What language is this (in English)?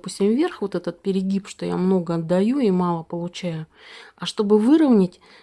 Russian